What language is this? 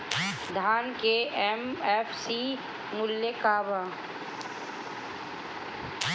Bhojpuri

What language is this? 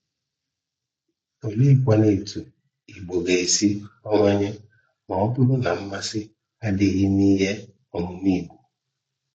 Igbo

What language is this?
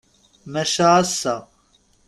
Kabyle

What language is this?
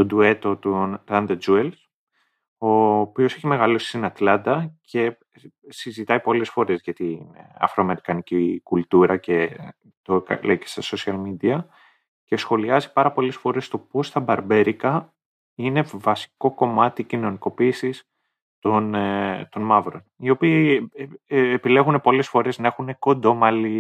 Greek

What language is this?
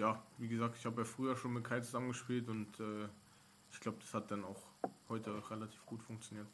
German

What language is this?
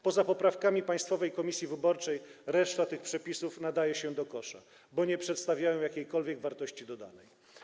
Polish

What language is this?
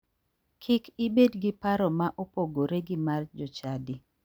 Luo (Kenya and Tanzania)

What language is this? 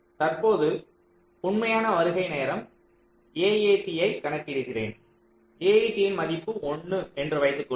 Tamil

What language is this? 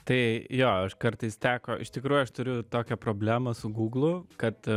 Lithuanian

